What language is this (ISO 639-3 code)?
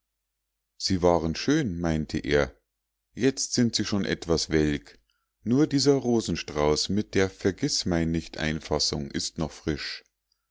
deu